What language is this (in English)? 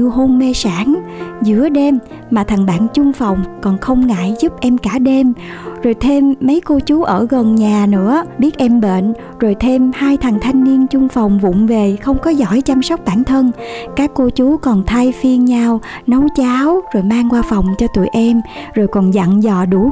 Vietnamese